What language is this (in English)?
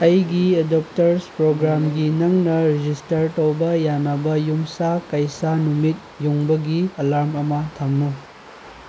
Manipuri